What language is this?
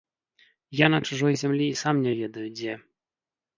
Belarusian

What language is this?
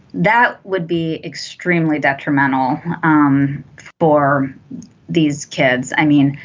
English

